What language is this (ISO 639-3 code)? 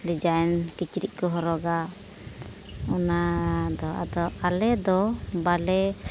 sat